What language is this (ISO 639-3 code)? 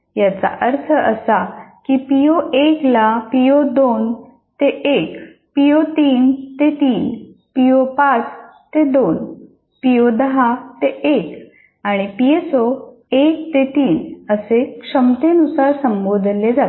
mar